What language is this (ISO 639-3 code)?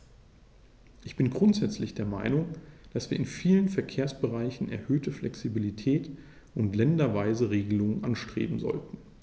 deu